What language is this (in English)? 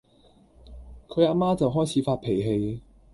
Cantonese